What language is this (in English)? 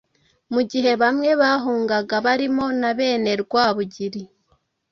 Kinyarwanda